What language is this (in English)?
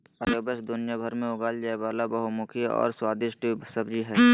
Magahi